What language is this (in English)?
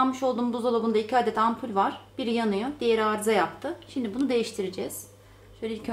Turkish